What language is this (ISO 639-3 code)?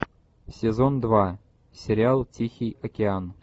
rus